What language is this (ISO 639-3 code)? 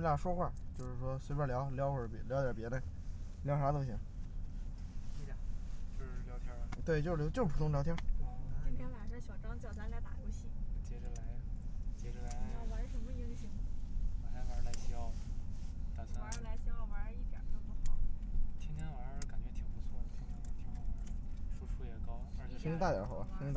zho